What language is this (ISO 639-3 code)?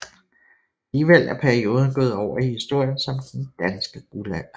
dan